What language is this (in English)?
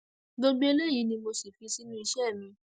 Yoruba